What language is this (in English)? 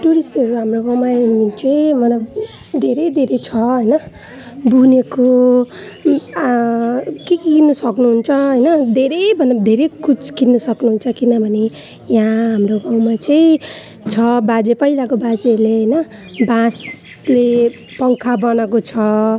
Nepali